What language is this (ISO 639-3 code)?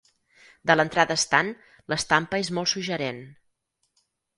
cat